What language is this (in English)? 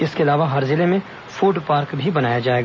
Hindi